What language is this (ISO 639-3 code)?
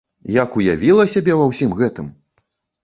bel